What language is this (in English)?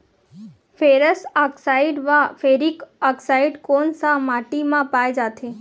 Chhattisgarhi